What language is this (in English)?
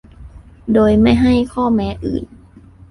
Thai